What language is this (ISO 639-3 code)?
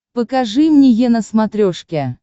rus